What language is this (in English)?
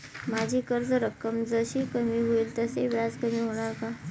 Marathi